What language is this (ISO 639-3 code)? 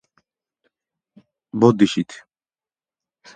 kat